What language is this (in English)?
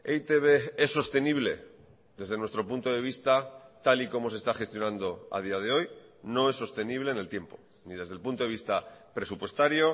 Spanish